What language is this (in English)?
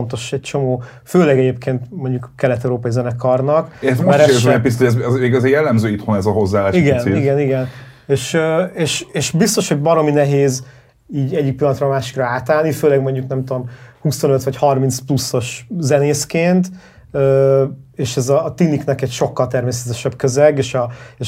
Hungarian